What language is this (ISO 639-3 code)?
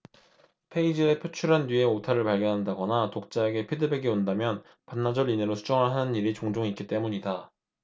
kor